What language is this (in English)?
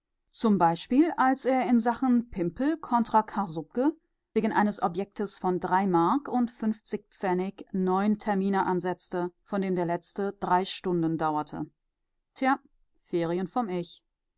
German